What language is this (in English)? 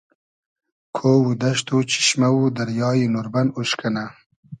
Hazaragi